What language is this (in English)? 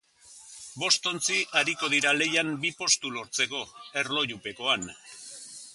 Basque